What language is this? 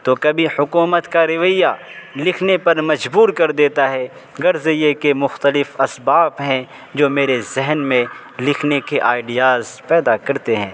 Urdu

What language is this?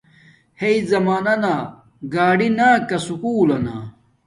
Domaaki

